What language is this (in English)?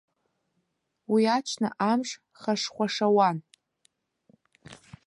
Abkhazian